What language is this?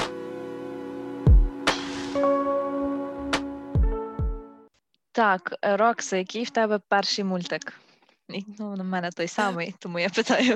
Ukrainian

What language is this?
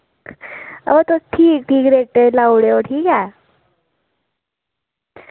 Dogri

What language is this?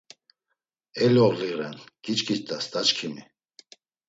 Laz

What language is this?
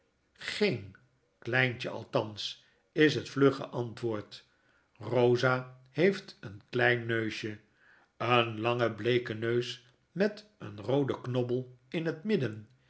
Dutch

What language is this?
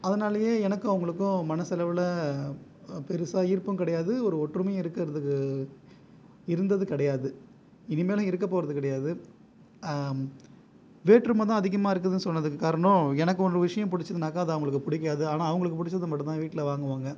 Tamil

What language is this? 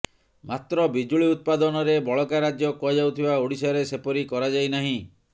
Odia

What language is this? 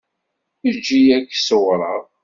Kabyle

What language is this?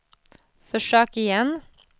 Swedish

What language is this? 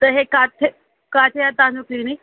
Sindhi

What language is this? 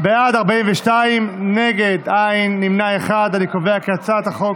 Hebrew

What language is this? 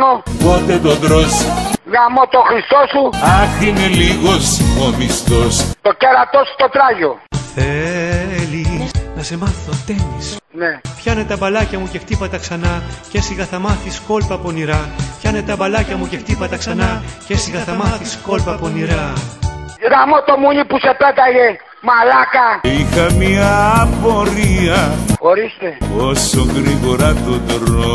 Greek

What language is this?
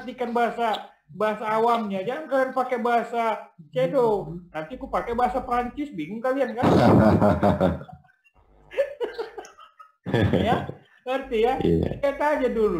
Indonesian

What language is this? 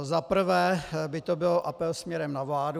Czech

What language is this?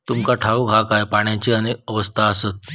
Marathi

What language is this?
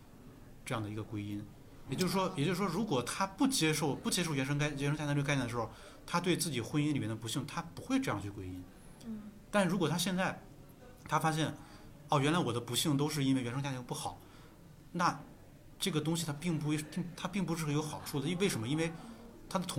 Chinese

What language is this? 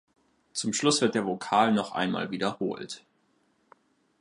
German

